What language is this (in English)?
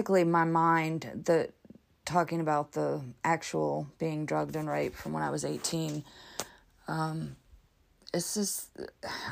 English